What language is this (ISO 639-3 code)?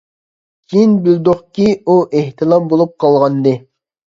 uig